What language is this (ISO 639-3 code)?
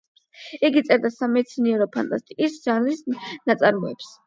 kat